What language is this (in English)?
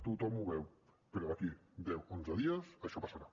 Catalan